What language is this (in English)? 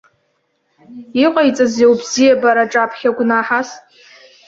Abkhazian